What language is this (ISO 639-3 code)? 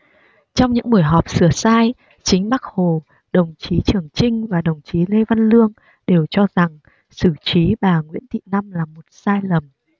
vie